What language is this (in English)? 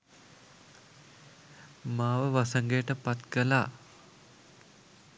Sinhala